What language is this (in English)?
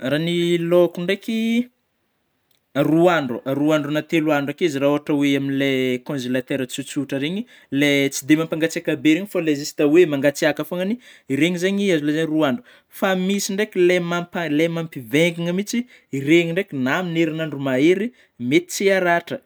Northern Betsimisaraka Malagasy